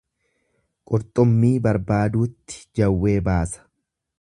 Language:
Oromo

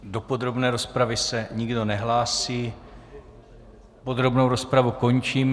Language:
Czech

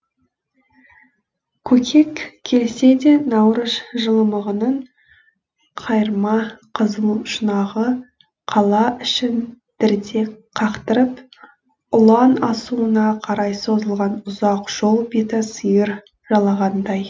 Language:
Kazakh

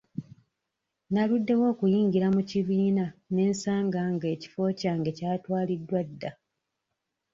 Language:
Ganda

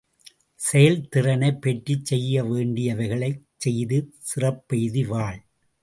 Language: Tamil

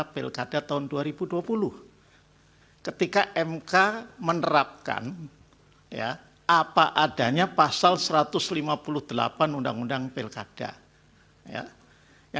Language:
Indonesian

